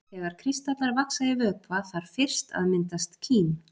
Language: Icelandic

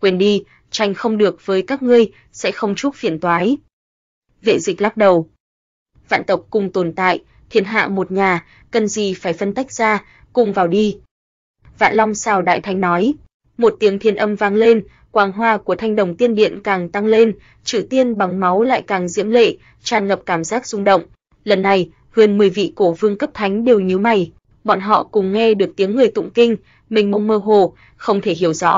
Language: Vietnamese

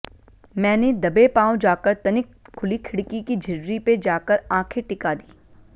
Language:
Hindi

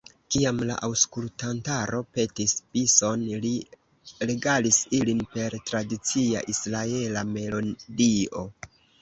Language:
Esperanto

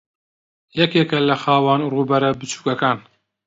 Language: Central Kurdish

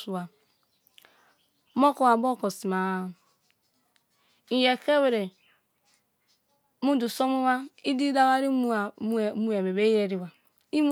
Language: Kalabari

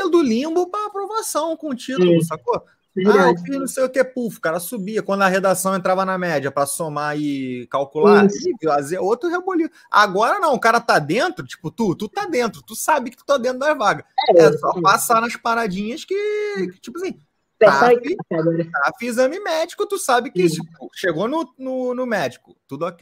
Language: Portuguese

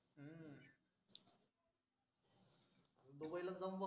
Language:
Marathi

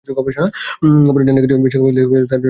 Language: Bangla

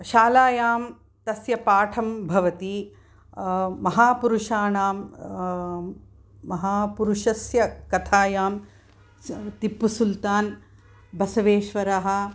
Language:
Sanskrit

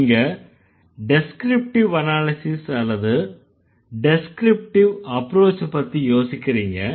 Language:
Tamil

